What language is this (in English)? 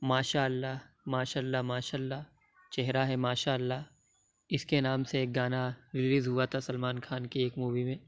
Urdu